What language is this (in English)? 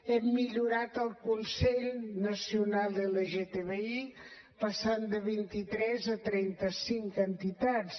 Catalan